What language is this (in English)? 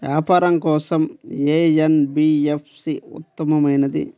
Telugu